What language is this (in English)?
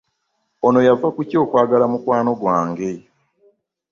Ganda